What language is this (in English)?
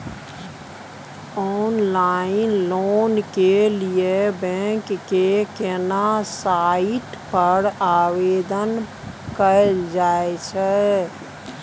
Maithili